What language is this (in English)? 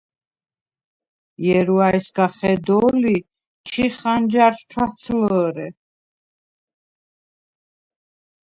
Svan